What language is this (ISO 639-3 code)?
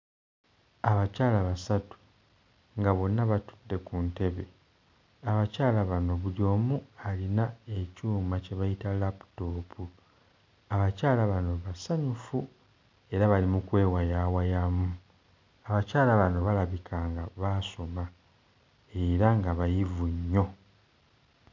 lug